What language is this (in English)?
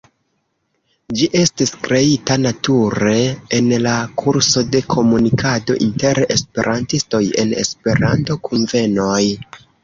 Esperanto